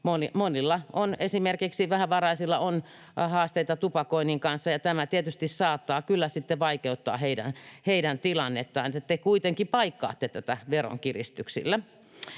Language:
Finnish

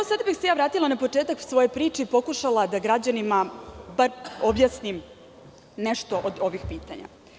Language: Serbian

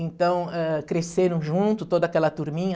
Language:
Portuguese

